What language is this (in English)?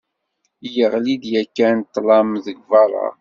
Kabyle